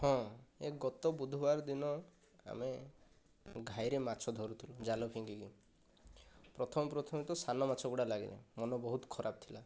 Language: Odia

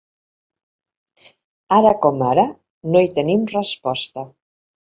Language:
Catalan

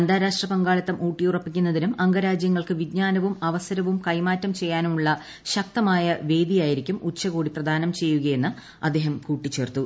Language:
Malayalam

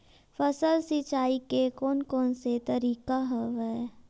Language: Chhattisgarhi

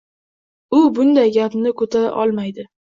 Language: Uzbek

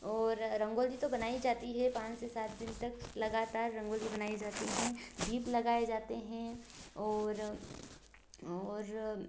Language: Hindi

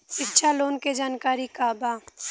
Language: Bhojpuri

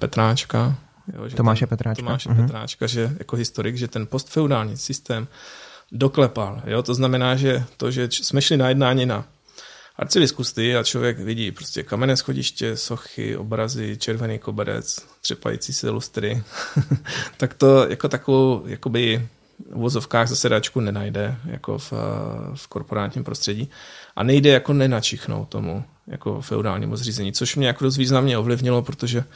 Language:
Czech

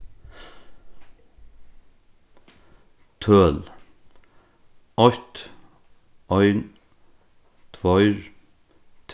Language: Faroese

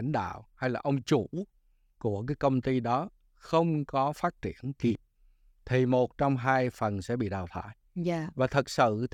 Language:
Vietnamese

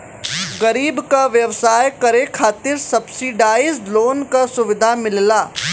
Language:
Bhojpuri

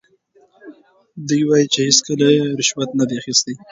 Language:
Pashto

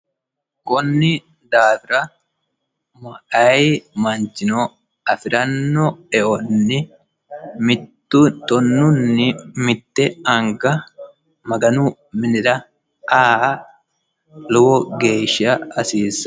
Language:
Sidamo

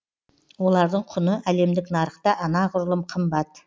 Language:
Kazakh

